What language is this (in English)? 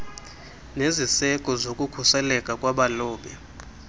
Xhosa